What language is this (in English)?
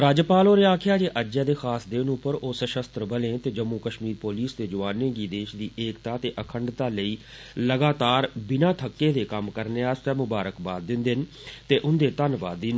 Dogri